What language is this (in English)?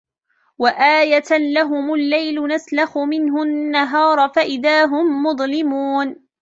Arabic